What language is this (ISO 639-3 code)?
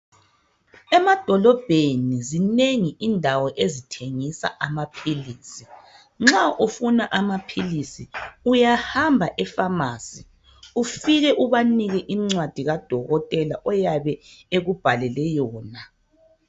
nde